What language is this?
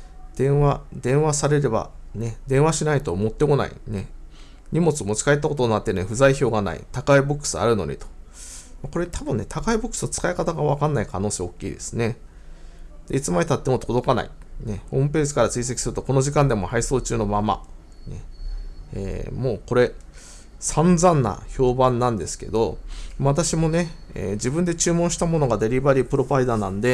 Japanese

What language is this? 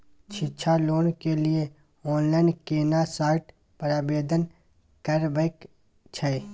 Maithili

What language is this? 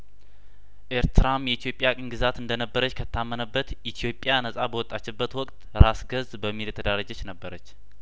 Amharic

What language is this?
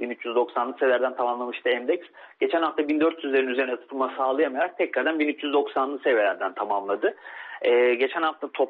Turkish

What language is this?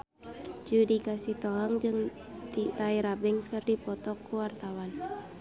Sundanese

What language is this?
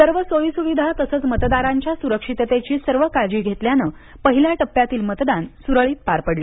Marathi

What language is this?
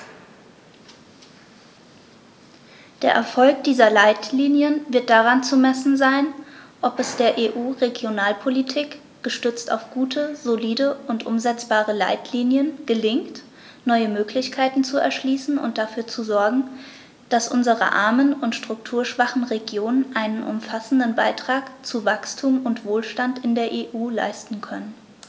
German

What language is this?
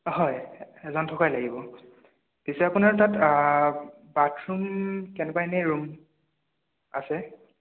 Assamese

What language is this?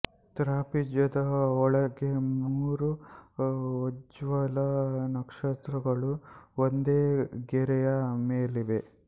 Kannada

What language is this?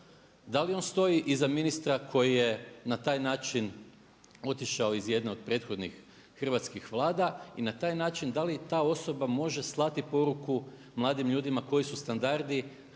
Croatian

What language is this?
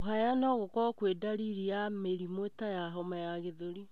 Kikuyu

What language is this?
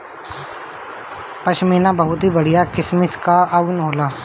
Bhojpuri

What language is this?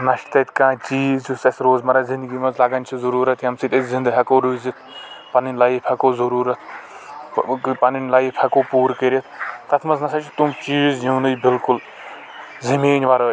Kashmiri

